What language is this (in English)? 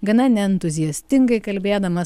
Lithuanian